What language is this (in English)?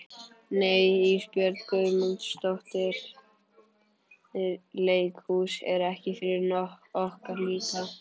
Icelandic